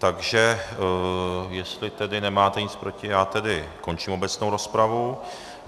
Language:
Czech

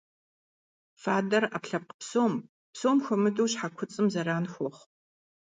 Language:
Kabardian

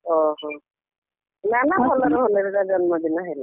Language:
Odia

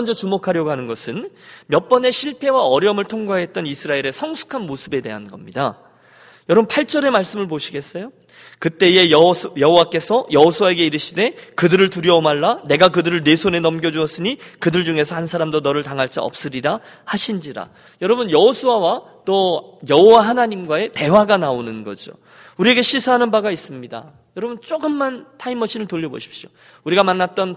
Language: Korean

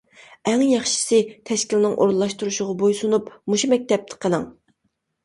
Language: Uyghur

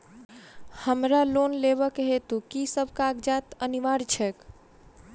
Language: Maithili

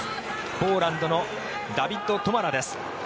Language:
Japanese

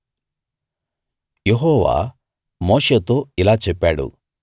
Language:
Telugu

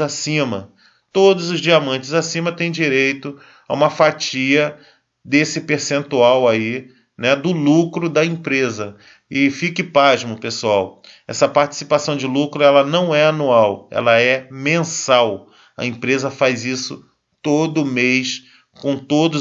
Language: Portuguese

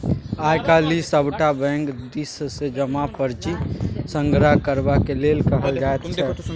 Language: Maithili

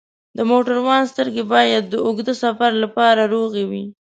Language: Pashto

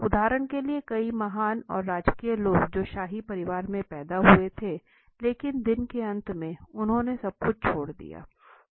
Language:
Hindi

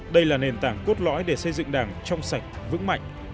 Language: Vietnamese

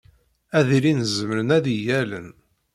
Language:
Kabyle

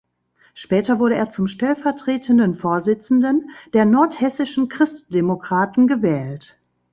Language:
German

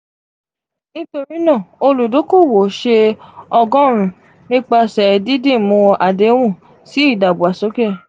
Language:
Yoruba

